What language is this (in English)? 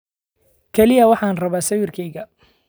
Somali